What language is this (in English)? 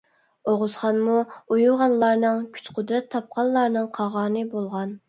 Uyghur